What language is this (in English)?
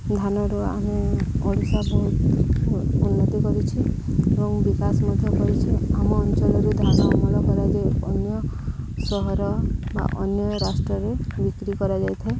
Odia